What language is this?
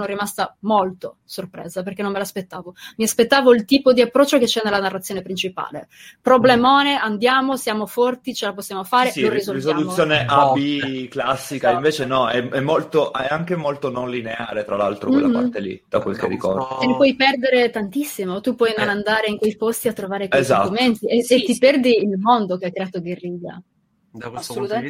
Italian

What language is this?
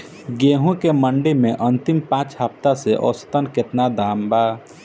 Bhojpuri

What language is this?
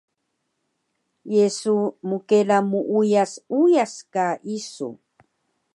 Taroko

